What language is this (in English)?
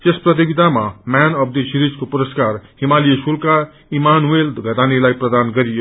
Nepali